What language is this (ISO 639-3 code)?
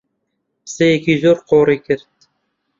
ckb